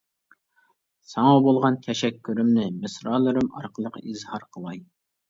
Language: Uyghur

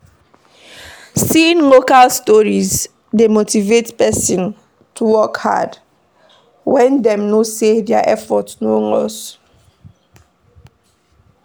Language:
Nigerian Pidgin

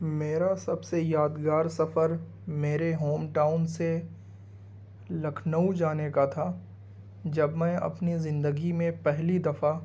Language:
Urdu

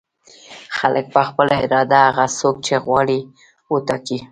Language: Pashto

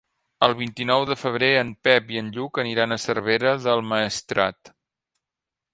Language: Catalan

